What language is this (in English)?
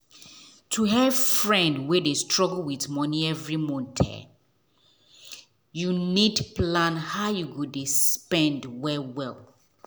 Nigerian Pidgin